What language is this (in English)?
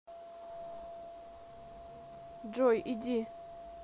Russian